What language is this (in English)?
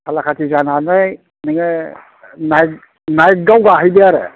Bodo